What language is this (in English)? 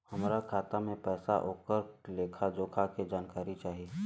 Bhojpuri